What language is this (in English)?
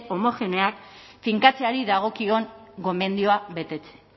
Basque